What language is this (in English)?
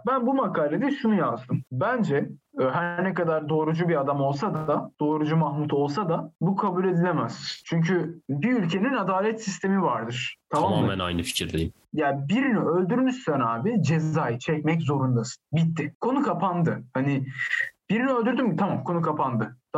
Turkish